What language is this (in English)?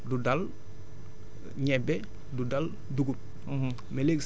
Wolof